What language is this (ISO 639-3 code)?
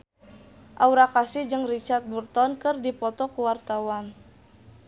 sun